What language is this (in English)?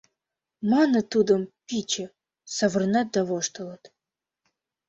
Mari